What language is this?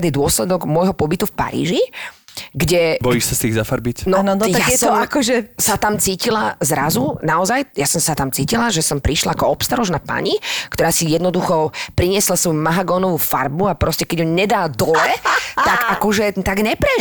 Slovak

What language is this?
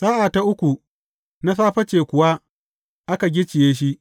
Hausa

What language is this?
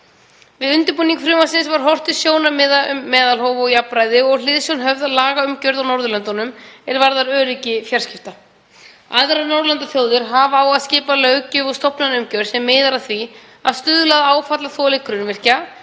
Icelandic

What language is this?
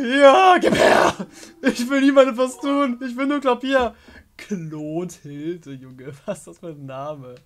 German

